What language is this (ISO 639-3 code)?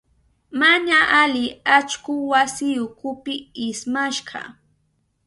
qup